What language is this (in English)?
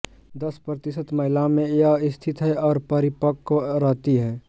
Hindi